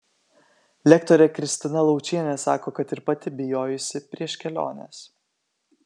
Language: Lithuanian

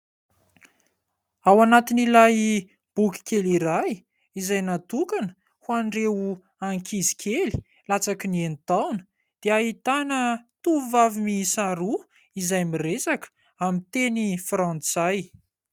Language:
Malagasy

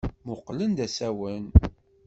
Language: Kabyle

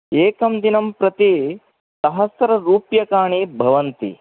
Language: Sanskrit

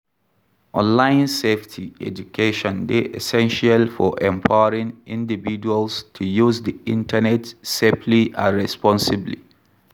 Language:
Nigerian Pidgin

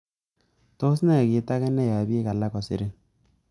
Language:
Kalenjin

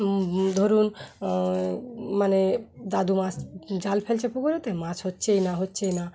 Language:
Bangla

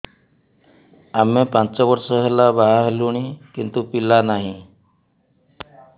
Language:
Odia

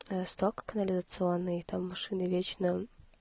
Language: Russian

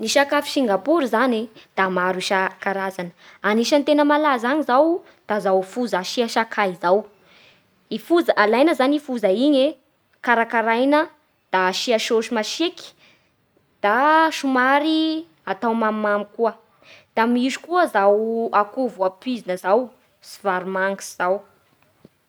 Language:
Bara Malagasy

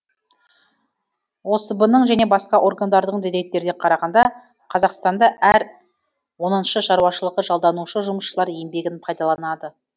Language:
Kazakh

